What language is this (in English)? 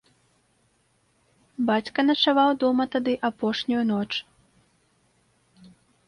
Belarusian